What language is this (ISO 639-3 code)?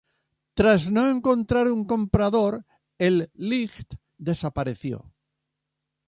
spa